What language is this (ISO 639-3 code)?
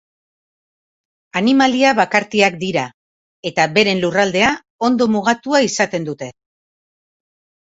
eus